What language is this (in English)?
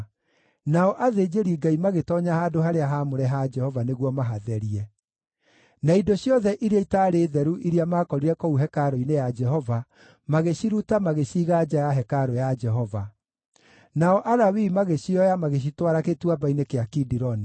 Kikuyu